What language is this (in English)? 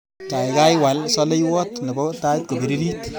Kalenjin